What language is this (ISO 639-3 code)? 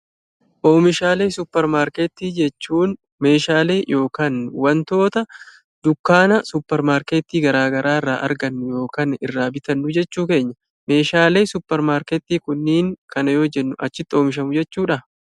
orm